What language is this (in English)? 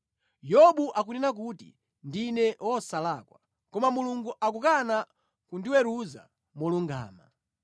Nyanja